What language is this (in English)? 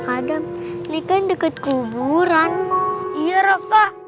Indonesian